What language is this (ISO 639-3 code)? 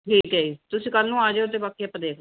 pan